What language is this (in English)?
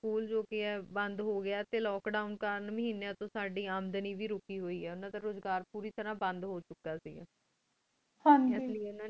Punjabi